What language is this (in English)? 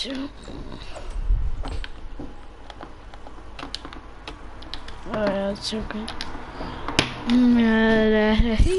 Dutch